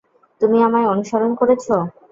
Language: Bangla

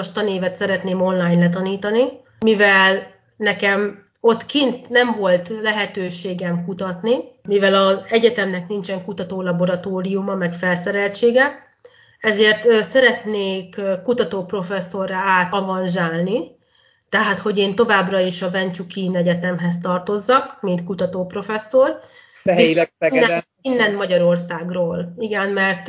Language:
Hungarian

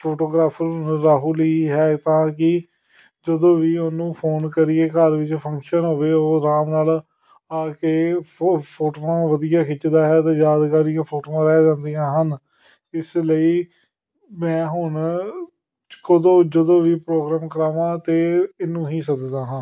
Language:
Punjabi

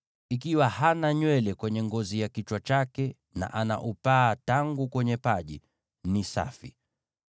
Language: Swahili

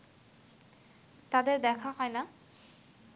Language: Bangla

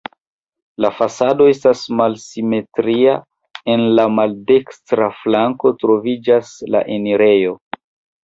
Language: Esperanto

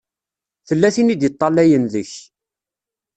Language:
Kabyle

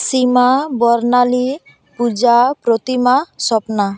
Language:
Santali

